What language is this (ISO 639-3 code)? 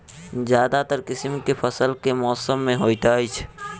mai